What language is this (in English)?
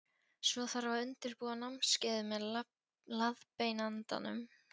Icelandic